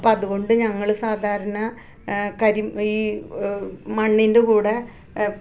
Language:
Malayalam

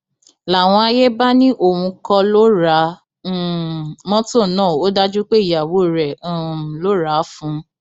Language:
Yoruba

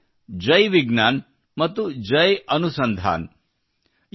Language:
Kannada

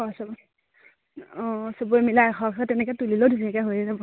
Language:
Assamese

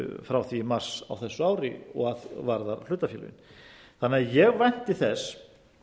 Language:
Icelandic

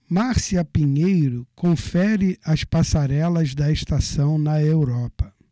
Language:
Portuguese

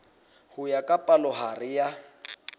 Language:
Southern Sotho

